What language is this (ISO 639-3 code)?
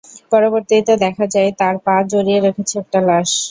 ben